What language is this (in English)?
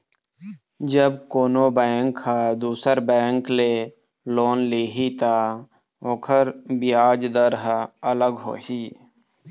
Chhattisgarhi